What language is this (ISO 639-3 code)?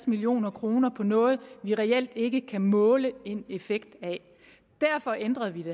dan